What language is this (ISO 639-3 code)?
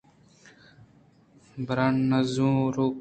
bgp